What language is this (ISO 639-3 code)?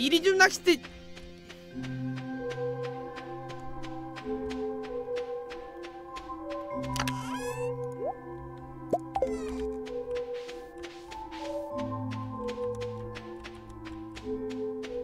kor